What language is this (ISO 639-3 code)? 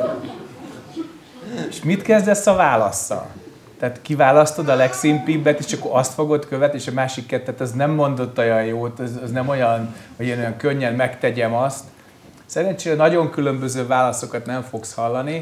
hun